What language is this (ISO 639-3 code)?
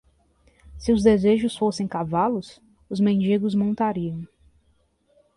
por